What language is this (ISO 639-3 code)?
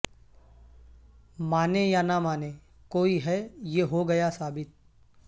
urd